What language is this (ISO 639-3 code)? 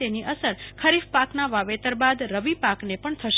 guj